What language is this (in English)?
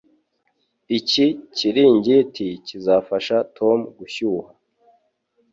Kinyarwanda